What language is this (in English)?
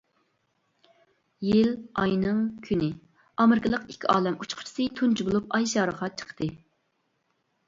Uyghur